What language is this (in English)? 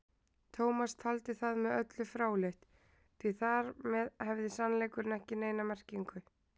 Icelandic